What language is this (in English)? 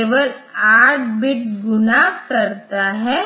Hindi